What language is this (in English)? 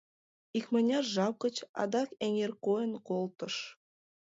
Mari